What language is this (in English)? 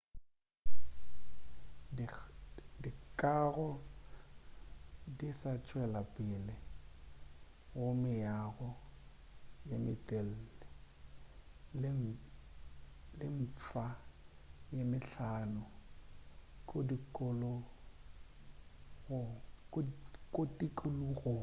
Northern Sotho